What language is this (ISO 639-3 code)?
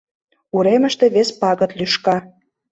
chm